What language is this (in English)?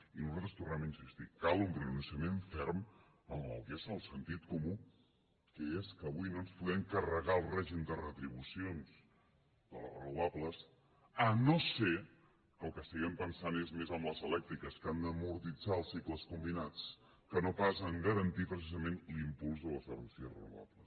Catalan